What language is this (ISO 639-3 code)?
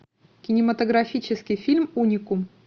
rus